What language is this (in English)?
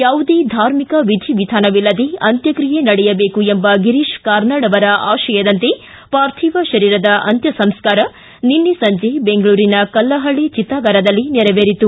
Kannada